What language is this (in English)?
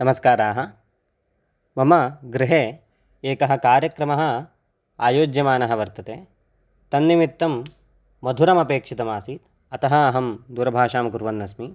Sanskrit